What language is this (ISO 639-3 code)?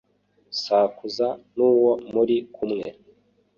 kin